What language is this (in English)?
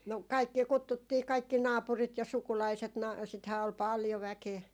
Finnish